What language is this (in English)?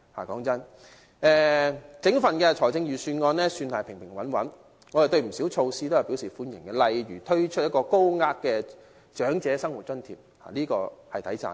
Cantonese